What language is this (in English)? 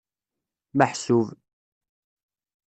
Kabyle